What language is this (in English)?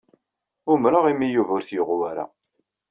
Kabyle